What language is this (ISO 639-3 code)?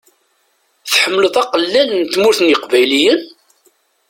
kab